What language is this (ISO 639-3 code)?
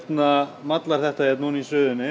isl